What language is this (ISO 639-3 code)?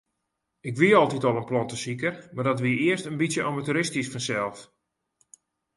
fry